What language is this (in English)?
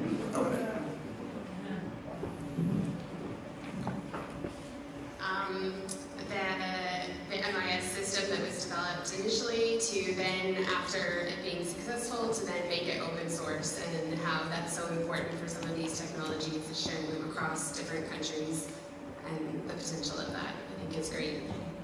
English